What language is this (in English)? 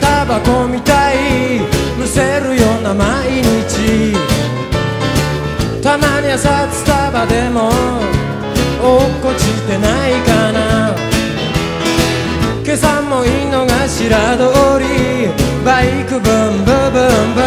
Greek